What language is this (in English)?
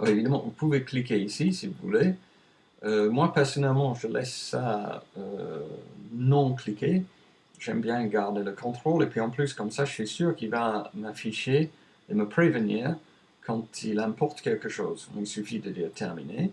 French